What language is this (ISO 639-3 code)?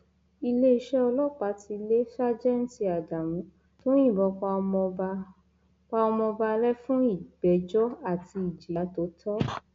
yor